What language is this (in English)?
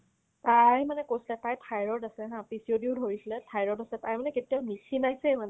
Assamese